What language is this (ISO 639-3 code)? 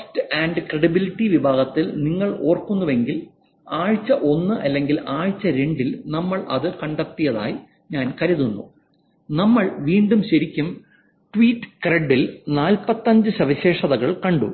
mal